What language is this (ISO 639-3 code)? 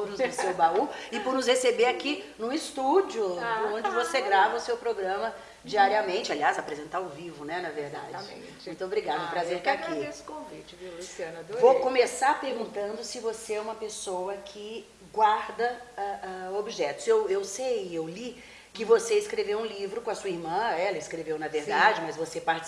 por